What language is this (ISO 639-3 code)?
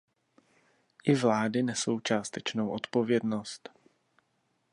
ces